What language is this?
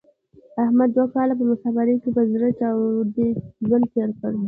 Pashto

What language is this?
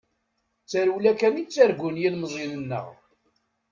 Kabyle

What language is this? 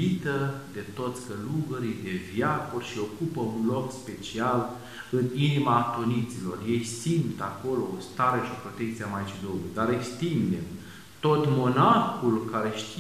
Romanian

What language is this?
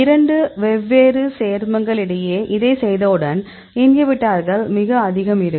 Tamil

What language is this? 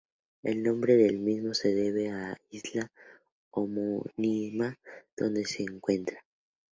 Spanish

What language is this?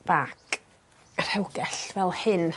Welsh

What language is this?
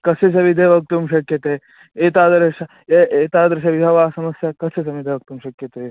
Sanskrit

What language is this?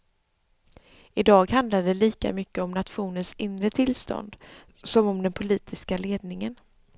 Swedish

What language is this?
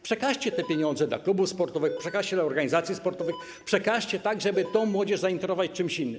Polish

